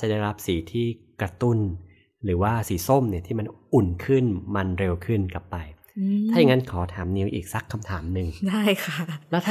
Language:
Thai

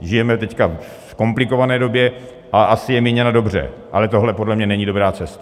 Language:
Czech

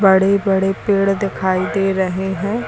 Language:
Hindi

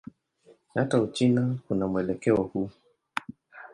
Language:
Swahili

